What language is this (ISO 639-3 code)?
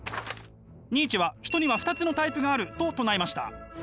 jpn